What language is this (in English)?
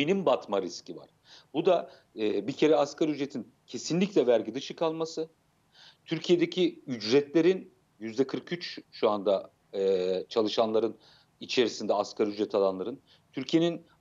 Turkish